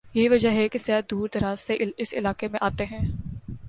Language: Urdu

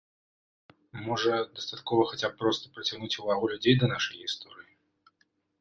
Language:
Belarusian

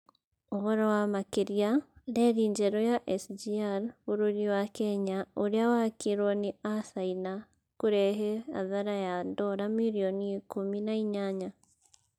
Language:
Kikuyu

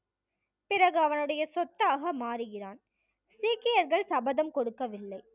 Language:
Tamil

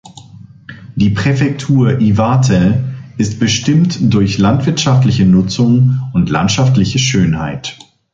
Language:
German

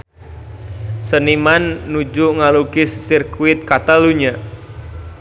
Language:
Sundanese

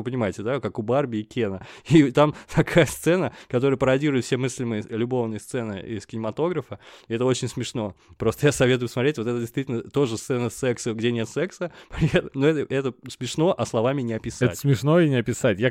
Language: Russian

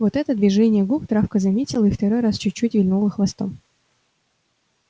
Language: Russian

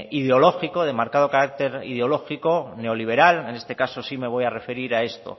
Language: Spanish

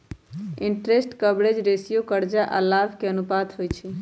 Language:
Magahi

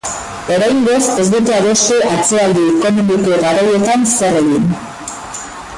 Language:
Basque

